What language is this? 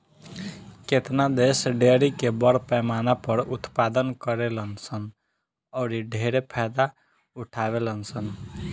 Bhojpuri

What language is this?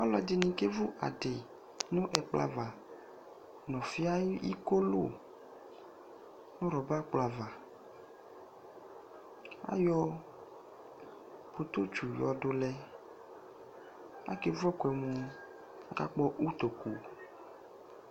Ikposo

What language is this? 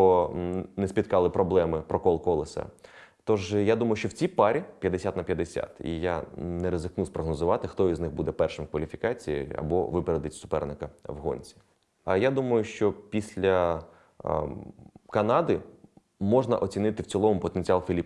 Ukrainian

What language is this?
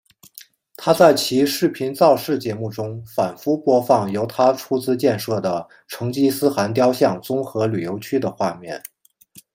Chinese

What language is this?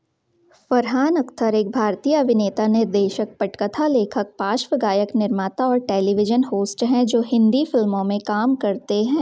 Hindi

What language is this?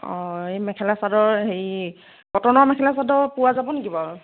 Assamese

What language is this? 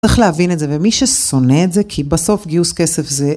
Hebrew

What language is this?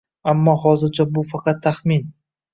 Uzbek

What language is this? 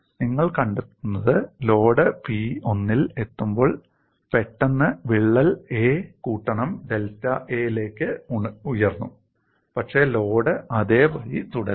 Malayalam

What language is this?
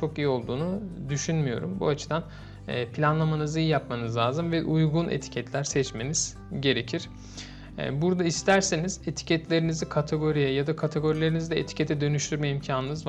Turkish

